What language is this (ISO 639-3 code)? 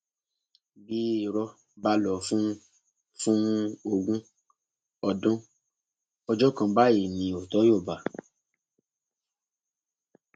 yor